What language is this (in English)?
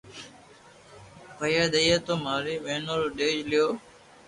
Loarki